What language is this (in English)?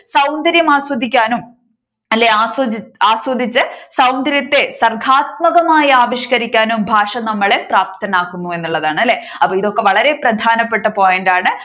Malayalam